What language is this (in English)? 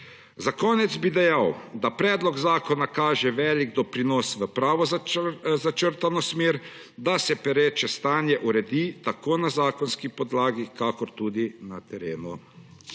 Slovenian